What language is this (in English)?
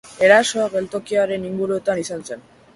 Basque